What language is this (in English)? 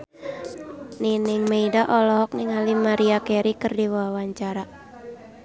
Sundanese